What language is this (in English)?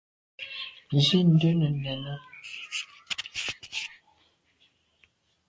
Medumba